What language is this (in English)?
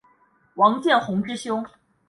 Chinese